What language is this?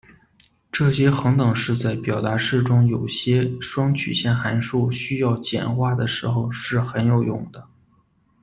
Chinese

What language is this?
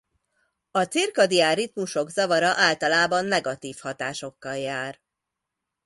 Hungarian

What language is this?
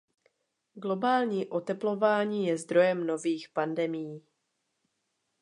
Czech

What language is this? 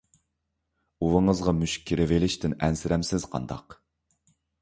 Uyghur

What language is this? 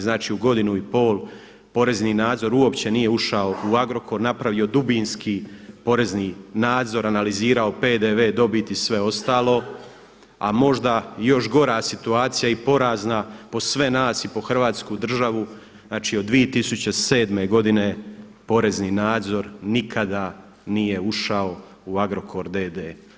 Croatian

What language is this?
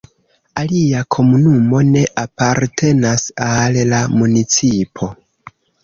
Esperanto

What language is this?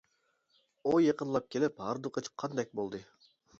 Uyghur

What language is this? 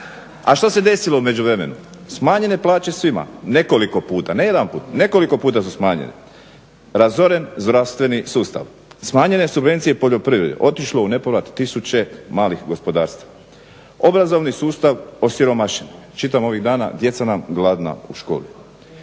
Croatian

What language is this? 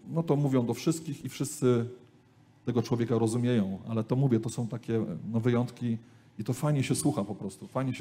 Polish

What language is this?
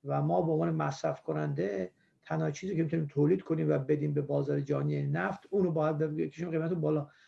Persian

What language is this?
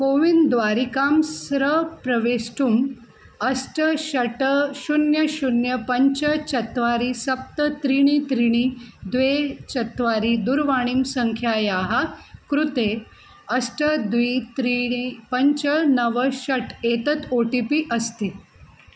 Sanskrit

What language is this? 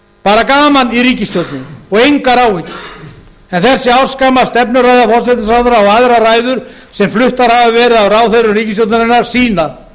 Icelandic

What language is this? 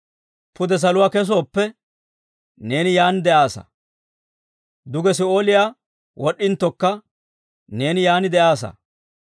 Dawro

